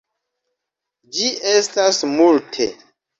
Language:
Esperanto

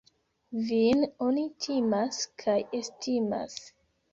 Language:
Esperanto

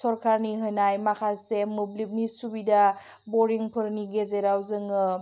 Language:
Bodo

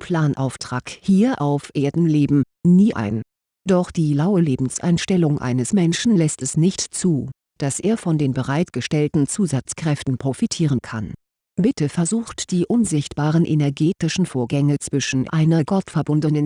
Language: German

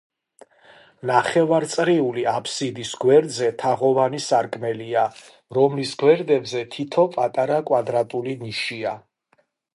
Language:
Georgian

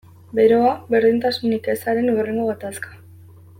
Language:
Basque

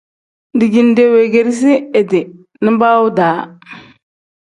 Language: Tem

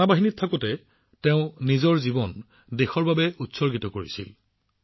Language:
Assamese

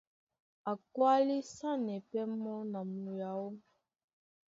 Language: Duala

